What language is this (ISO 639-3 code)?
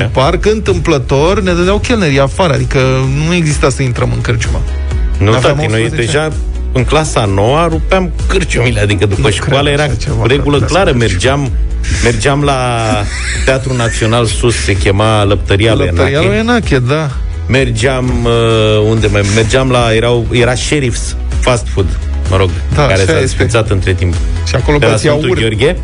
ron